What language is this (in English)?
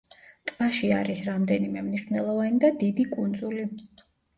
Georgian